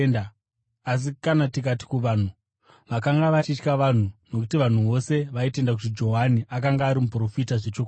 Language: Shona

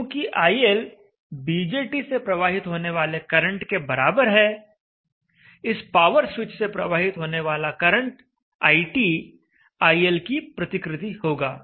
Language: Hindi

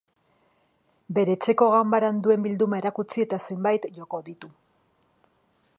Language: Basque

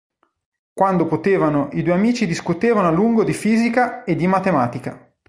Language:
Italian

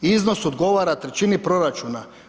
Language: Croatian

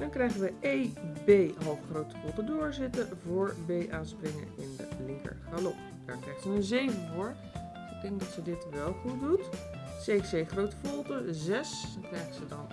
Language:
Dutch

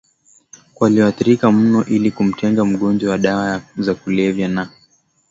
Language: Swahili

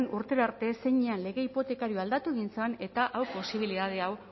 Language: Basque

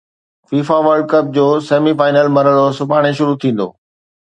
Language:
Sindhi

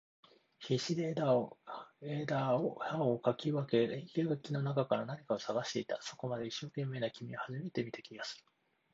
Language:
Japanese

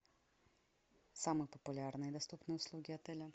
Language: Russian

